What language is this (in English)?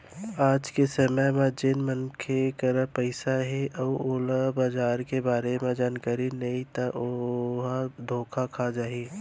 Chhattisgarhi